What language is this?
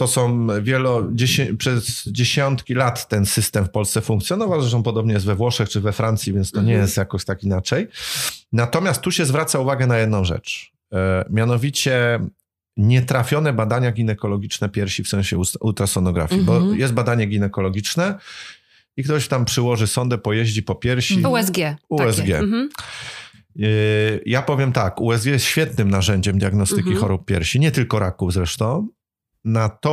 Polish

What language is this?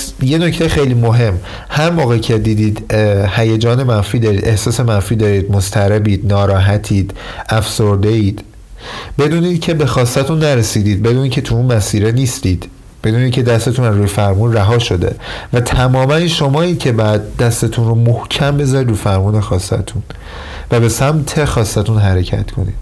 Persian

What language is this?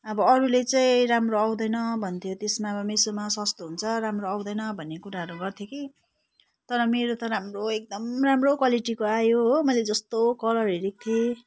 Nepali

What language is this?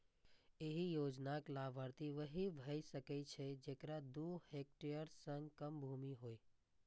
Maithili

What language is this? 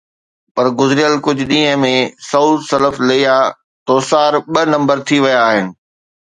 Sindhi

